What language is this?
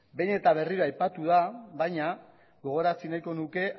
Basque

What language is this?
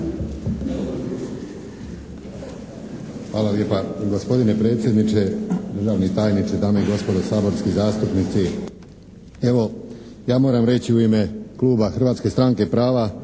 Croatian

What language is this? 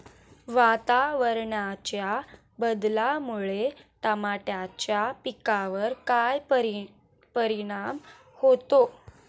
Marathi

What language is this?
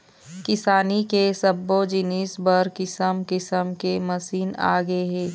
Chhattisgarhi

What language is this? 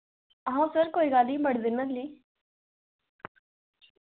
Dogri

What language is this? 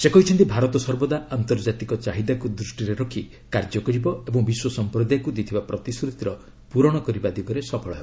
Odia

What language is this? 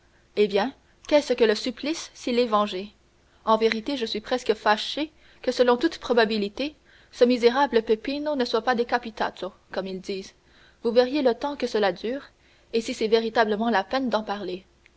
French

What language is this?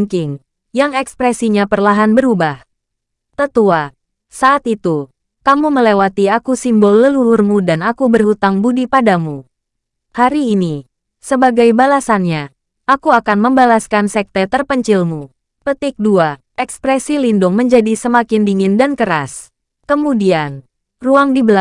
Indonesian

